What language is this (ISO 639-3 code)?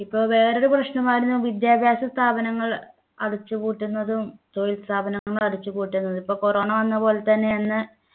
mal